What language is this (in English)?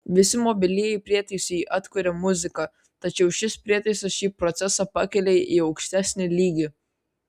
Lithuanian